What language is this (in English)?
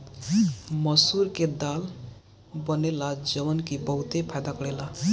Bhojpuri